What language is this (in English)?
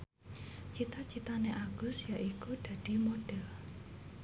Javanese